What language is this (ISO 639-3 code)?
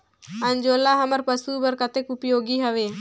hne